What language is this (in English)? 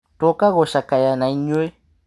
Kikuyu